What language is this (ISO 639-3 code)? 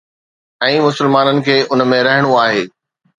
snd